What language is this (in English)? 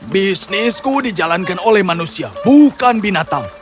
Indonesian